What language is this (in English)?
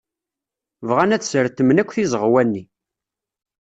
Kabyle